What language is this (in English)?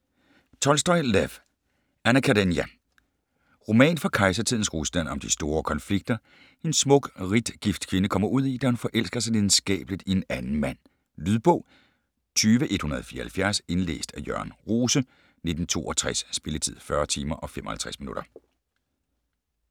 Danish